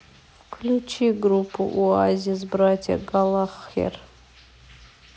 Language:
Russian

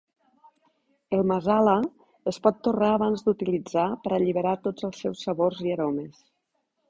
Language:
Catalan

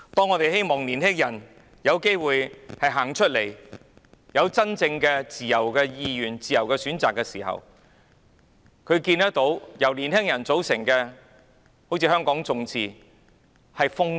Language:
Cantonese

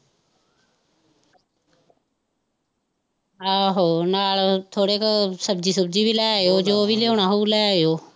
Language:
Punjabi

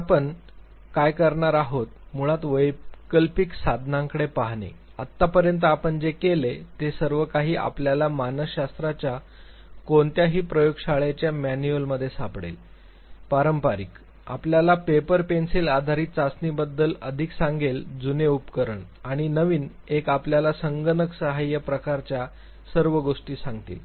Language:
Marathi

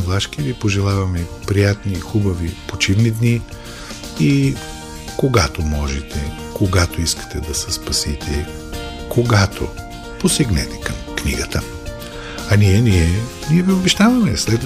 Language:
Bulgarian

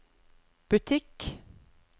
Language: Norwegian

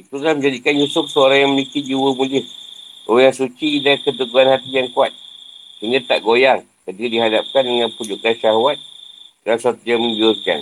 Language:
Malay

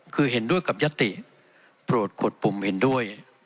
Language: Thai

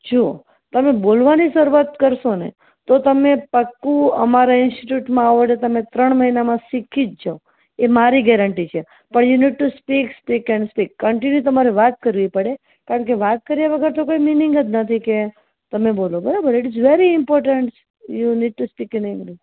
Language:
Gujarati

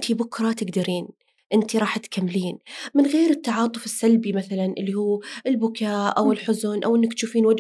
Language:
Arabic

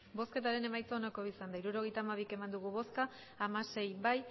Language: Basque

